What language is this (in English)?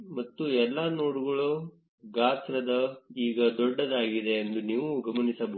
Kannada